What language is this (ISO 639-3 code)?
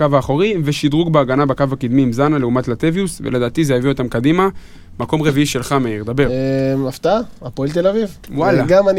heb